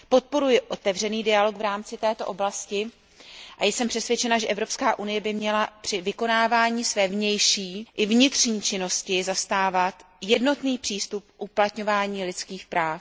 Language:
Czech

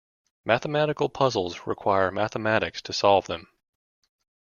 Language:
English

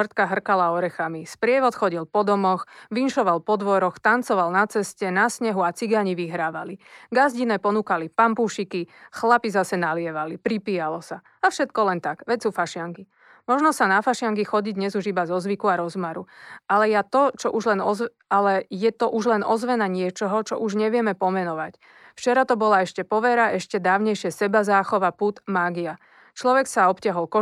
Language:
Slovak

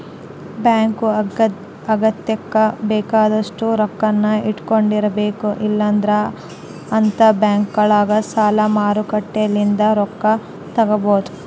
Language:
Kannada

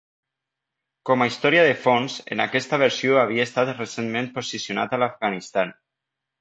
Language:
Catalan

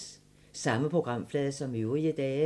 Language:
Danish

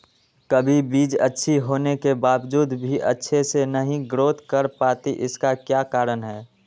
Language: Magahi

